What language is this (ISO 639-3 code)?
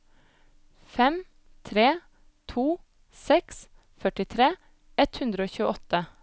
nor